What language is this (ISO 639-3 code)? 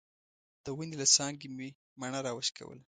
pus